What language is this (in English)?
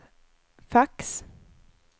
Swedish